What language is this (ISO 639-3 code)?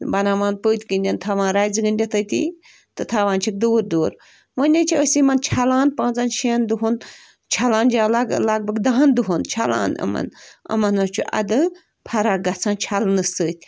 kas